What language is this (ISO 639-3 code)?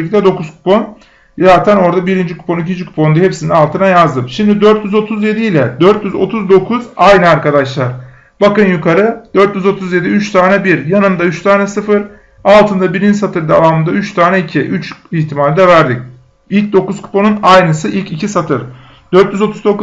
tur